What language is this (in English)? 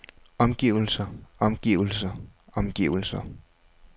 Danish